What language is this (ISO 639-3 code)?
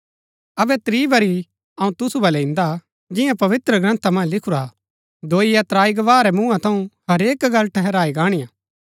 gbk